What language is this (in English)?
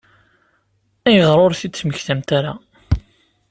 Kabyle